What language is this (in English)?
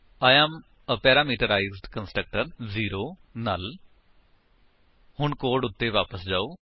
Punjabi